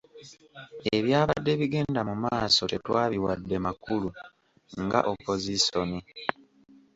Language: Ganda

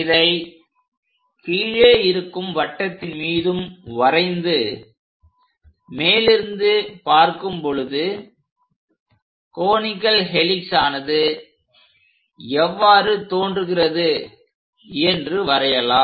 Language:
Tamil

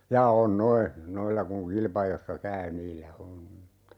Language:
Finnish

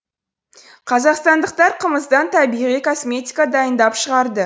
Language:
Kazakh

